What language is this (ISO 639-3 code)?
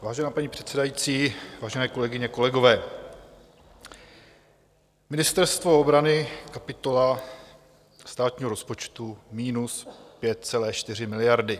ces